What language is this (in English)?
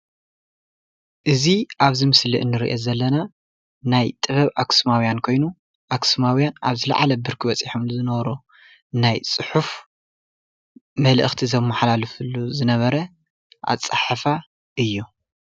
Tigrinya